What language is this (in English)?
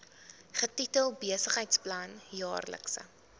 Afrikaans